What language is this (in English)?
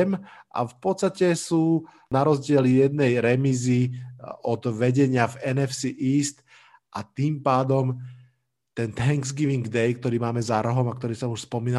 Slovak